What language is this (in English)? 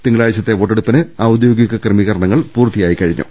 Malayalam